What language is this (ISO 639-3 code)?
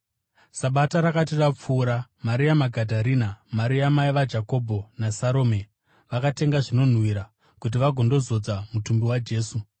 sna